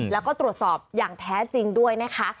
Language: Thai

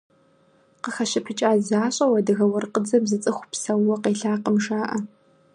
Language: Kabardian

